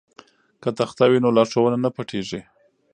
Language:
Pashto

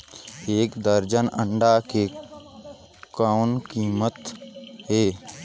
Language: Chhattisgarhi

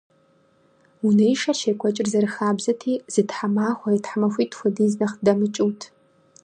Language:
Kabardian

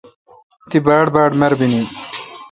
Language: Kalkoti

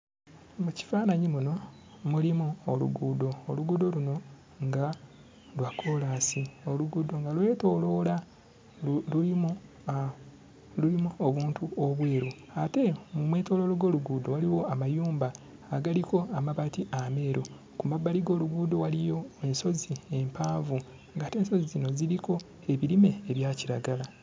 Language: Ganda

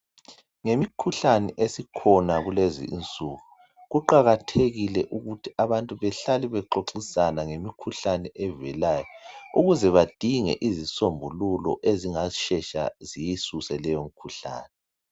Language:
North Ndebele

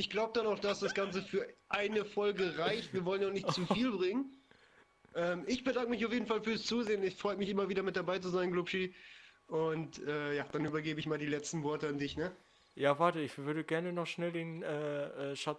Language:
German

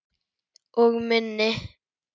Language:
Icelandic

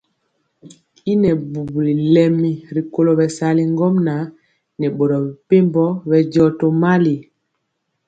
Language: Mpiemo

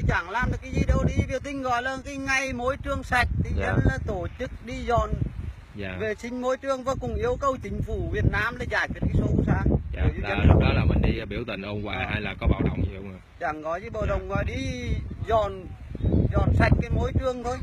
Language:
Vietnamese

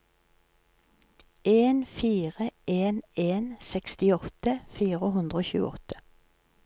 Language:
Norwegian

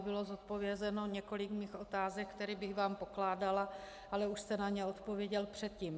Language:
Czech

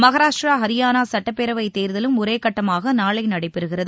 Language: Tamil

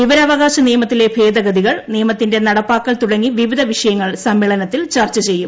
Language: Malayalam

